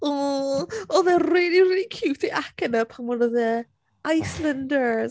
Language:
Welsh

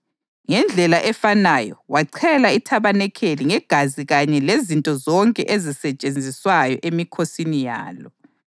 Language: North Ndebele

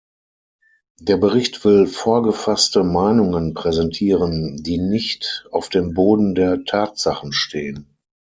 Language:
German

